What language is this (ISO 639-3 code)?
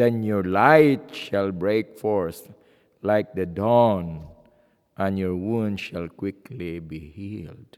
eng